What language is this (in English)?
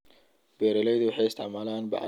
Somali